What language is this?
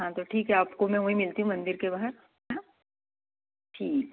Hindi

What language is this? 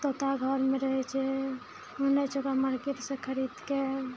Maithili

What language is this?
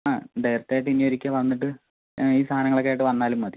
Malayalam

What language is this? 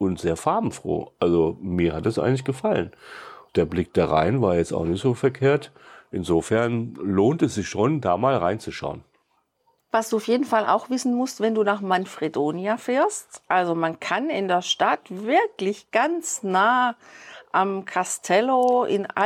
German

